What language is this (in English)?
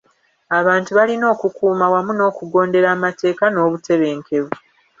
Ganda